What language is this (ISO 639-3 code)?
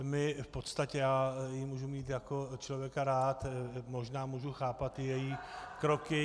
ces